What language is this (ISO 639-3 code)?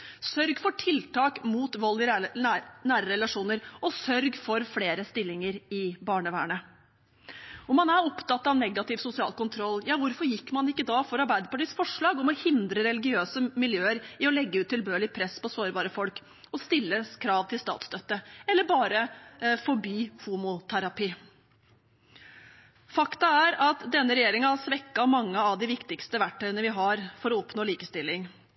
nob